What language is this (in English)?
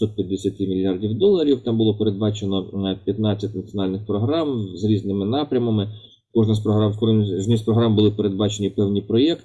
Ukrainian